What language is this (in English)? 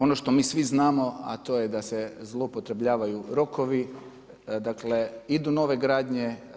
Croatian